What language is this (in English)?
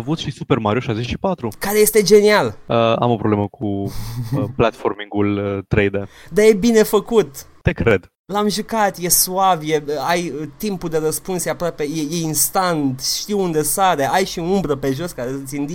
Romanian